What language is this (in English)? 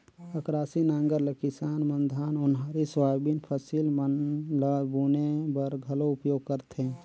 Chhattisgarhi